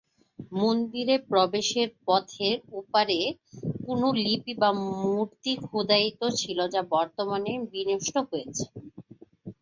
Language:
Bangla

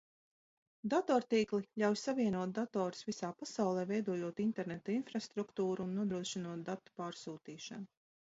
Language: Latvian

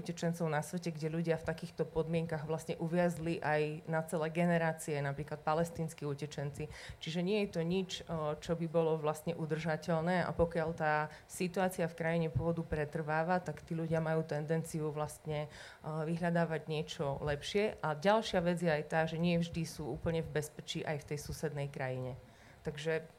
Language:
Slovak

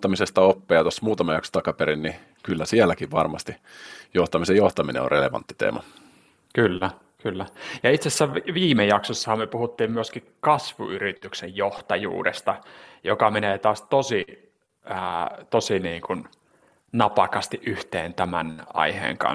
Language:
Finnish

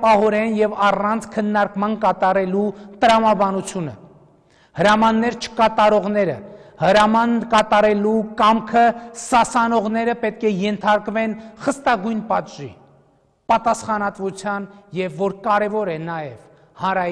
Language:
Russian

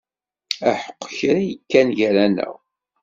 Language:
Kabyle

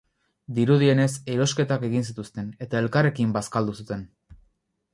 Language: Basque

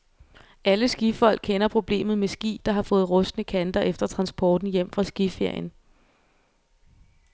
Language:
Danish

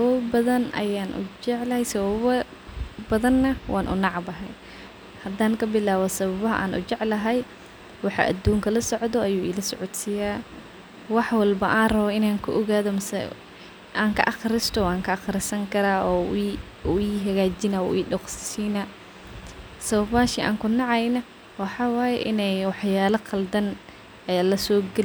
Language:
Somali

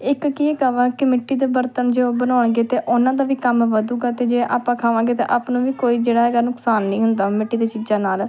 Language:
Punjabi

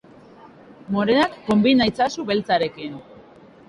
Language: Basque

